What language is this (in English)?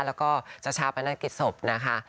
Thai